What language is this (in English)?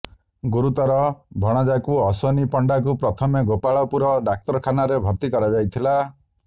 Odia